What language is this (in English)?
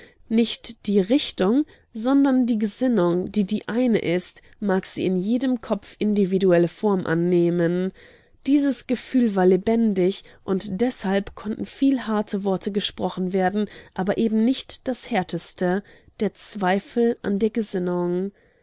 German